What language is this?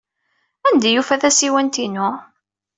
Kabyle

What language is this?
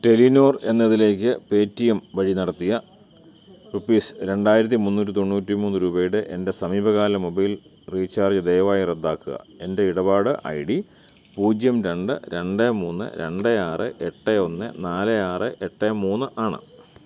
Malayalam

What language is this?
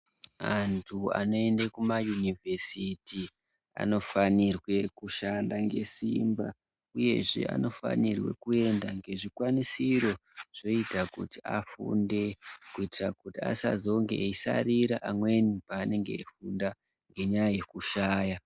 Ndau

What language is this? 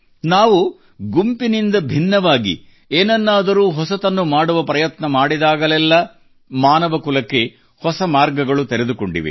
Kannada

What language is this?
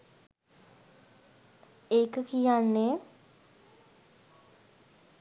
Sinhala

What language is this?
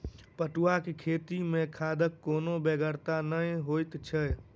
Maithili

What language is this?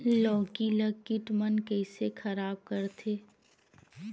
Chhattisgarhi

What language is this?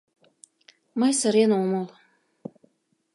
Mari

